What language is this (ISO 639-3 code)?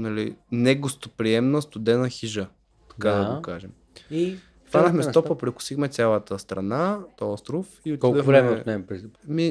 bul